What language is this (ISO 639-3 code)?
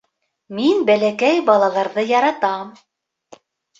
bak